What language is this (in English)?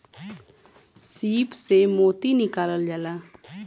Bhojpuri